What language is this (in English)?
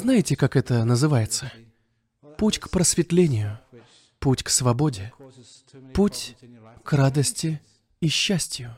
Russian